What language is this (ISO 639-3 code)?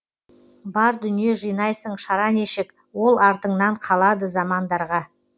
kaz